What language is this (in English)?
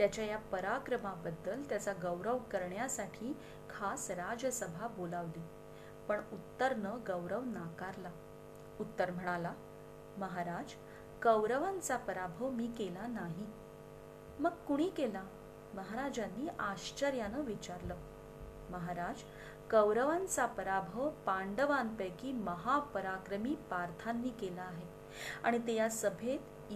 Marathi